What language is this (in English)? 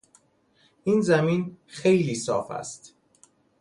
Persian